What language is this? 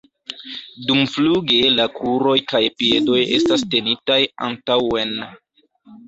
Esperanto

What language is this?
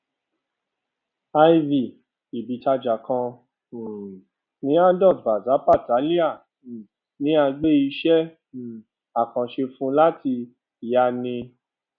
Yoruba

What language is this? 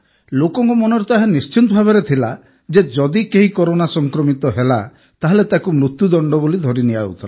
Odia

